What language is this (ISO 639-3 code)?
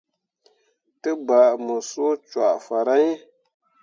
mua